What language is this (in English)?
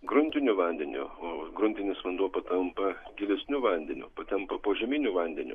Lithuanian